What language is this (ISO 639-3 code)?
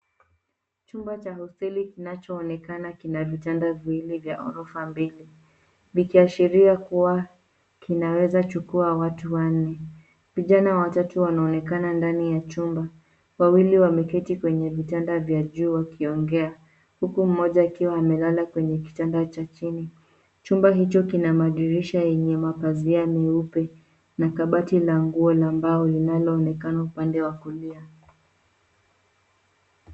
swa